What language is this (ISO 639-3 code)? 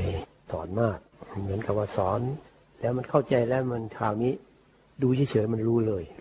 tha